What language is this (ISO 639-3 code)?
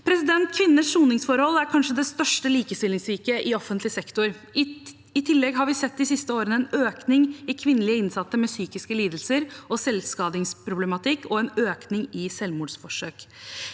nor